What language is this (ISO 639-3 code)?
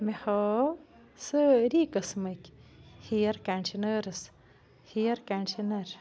kas